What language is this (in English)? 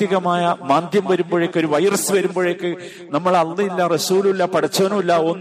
Malayalam